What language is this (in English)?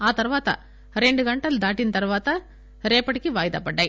Telugu